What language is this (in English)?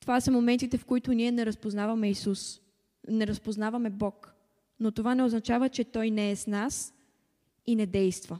Bulgarian